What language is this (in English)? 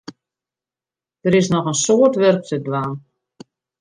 Western Frisian